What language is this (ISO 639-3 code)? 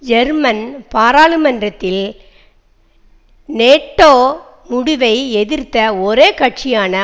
tam